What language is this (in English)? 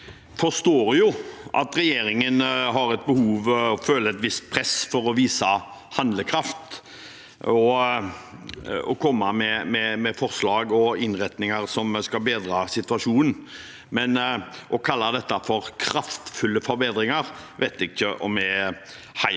Norwegian